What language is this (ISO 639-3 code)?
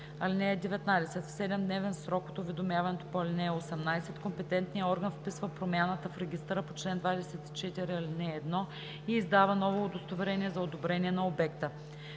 bul